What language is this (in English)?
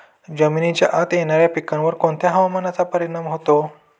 Marathi